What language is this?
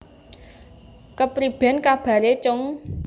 Javanese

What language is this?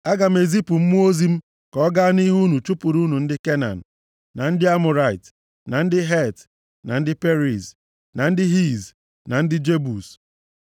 Igbo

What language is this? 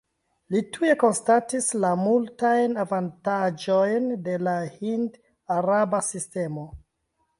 Esperanto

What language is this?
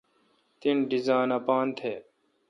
Kalkoti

